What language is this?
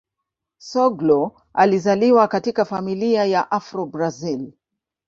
Swahili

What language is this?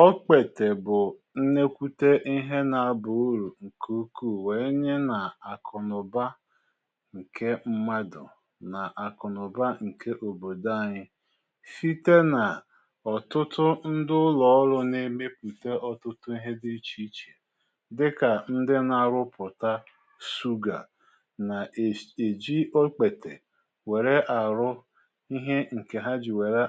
Igbo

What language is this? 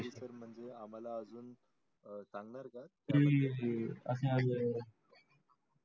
Marathi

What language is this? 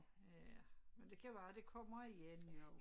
Danish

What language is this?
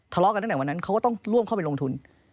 Thai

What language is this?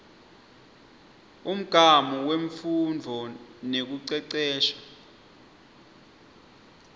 Swati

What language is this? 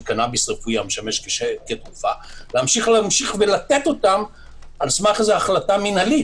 Hebrew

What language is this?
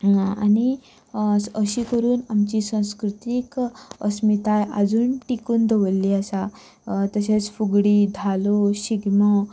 Konkani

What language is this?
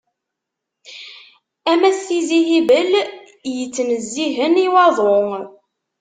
Kabyle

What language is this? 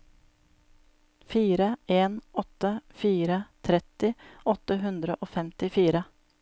Norwegian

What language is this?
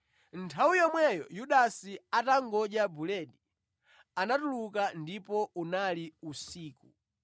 Nyanja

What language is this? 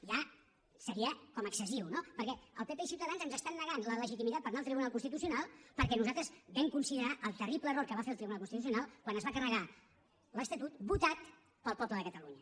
Catalan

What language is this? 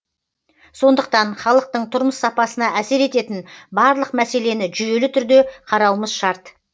Kazakh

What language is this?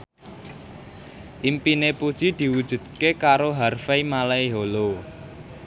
Javanese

